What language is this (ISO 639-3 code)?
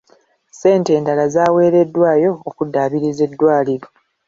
lug